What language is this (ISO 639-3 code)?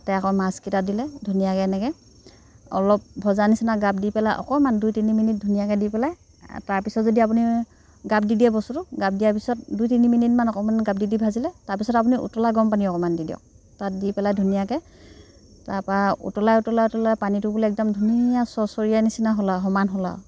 asm